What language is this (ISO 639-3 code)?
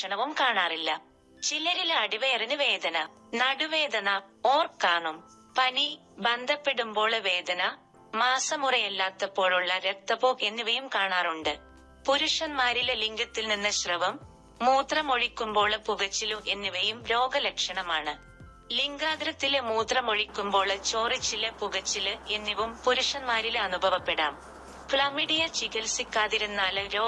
mal